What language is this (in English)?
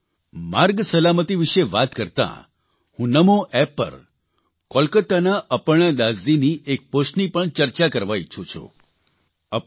Gujarati